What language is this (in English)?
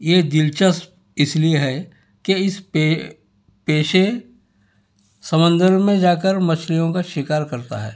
Urdu